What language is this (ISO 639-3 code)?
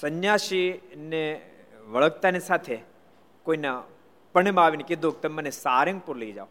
guj